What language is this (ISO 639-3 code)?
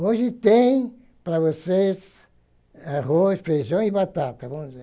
por